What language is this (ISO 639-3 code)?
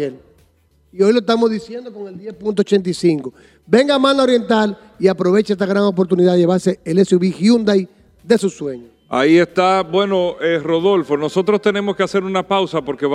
spa